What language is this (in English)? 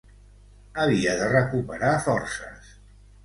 Catalan